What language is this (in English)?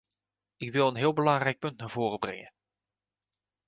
Dutch